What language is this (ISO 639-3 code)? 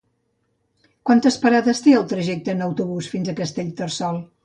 cat